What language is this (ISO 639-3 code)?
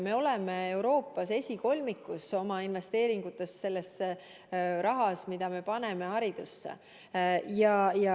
est